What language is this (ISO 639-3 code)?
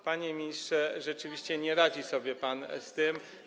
pol